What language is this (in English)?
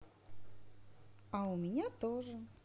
Russian